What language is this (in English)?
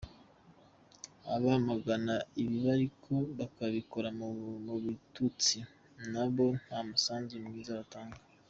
Kinyarwanda